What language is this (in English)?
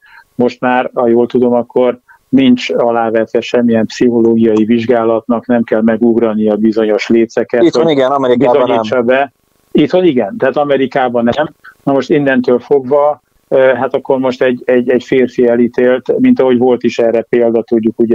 Hungarian